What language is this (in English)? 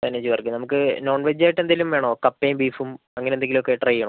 Malayalam